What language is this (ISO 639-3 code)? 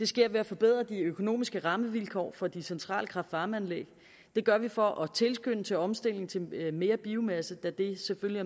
dan